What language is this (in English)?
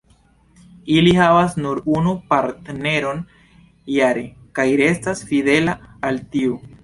Esperanto